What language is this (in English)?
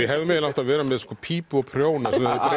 Icelandic